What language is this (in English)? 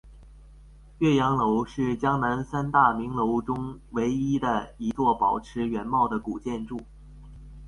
Chinese